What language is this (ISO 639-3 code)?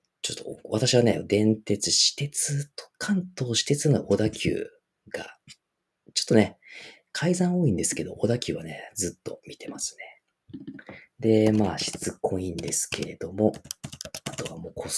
jpn